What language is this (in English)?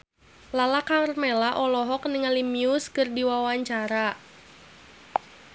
Sundanese